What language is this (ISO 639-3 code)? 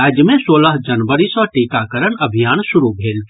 mai